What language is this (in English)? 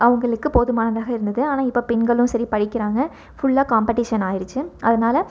Tamil